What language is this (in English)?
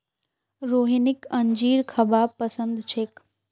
Magahi